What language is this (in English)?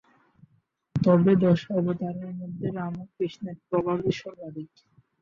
Bangla